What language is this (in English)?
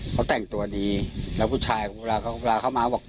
Thai